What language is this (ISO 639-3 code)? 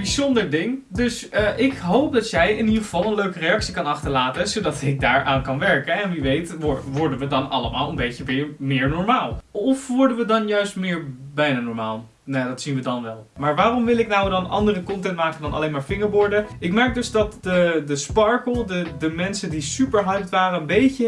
nld